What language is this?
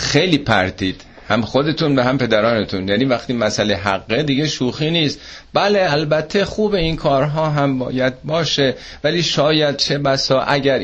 Persian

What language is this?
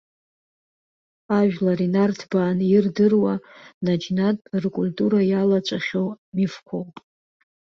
Abkhazian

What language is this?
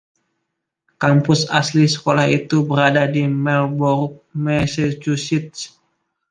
Indonesian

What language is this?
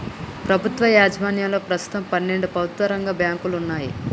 Telugu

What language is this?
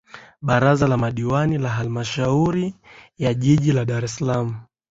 Swahili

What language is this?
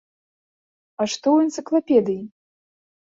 Belarusian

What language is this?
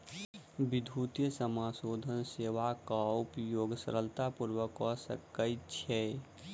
Maithili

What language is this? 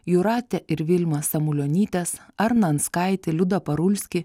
Lithuanian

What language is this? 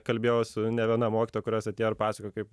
Lithuanian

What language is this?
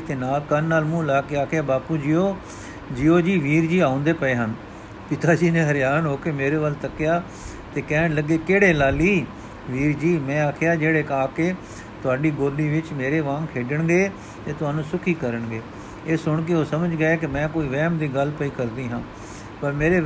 Punjabi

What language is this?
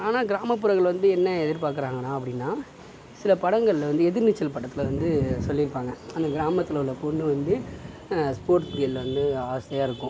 Tamil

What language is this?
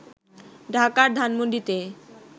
Bangla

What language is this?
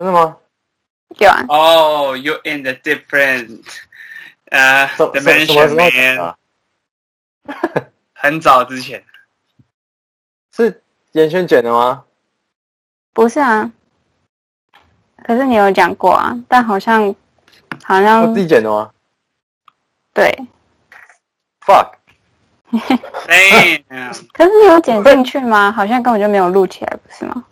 Chinese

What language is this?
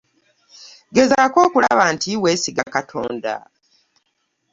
Ganda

